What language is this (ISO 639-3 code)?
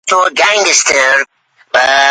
uzb